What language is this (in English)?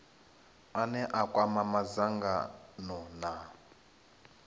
Venda